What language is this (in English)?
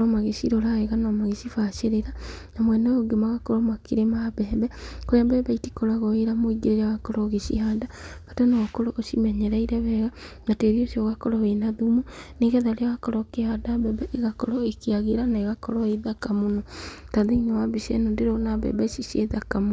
Kikuyu